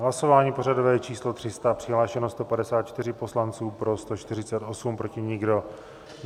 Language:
Czech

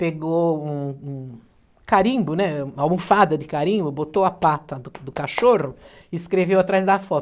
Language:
Portuguese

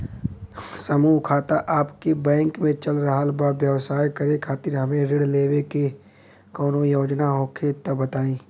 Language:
Bhojpuri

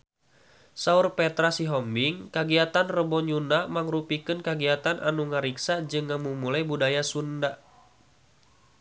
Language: Sundanese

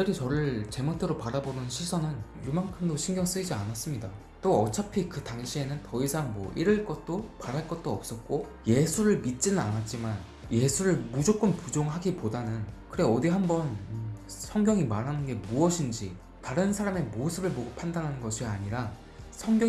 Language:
Korean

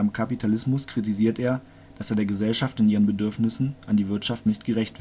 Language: German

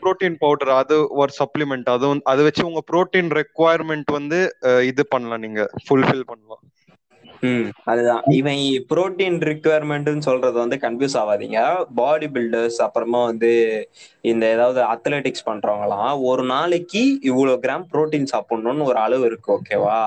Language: Tamil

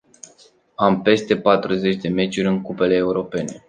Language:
Romanian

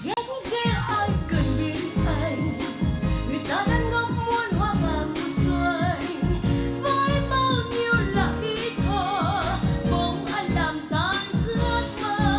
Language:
Vietnamese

